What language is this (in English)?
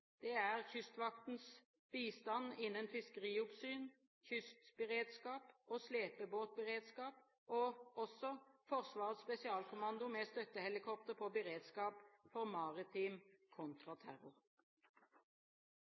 Norwegian Bokmål